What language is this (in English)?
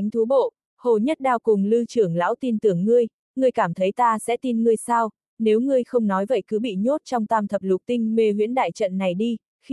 Vietnamese